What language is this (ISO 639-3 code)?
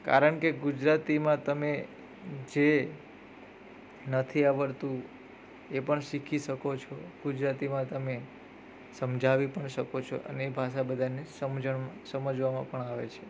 guj